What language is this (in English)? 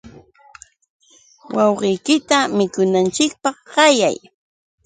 Yauyos Quechua